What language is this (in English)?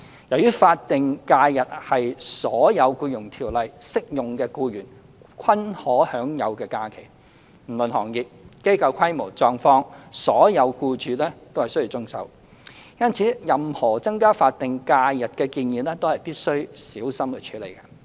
Cantonese